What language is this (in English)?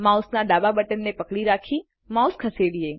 Gujarati